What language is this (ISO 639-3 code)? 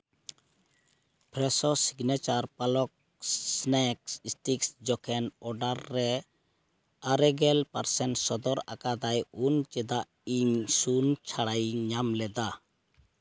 sat